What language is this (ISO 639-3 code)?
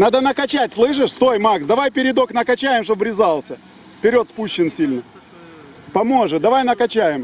rus